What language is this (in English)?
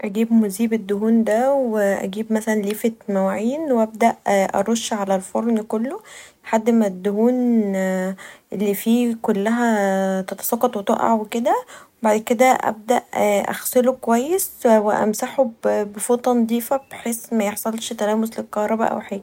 Egyptian Arabic